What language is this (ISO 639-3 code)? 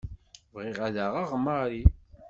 kab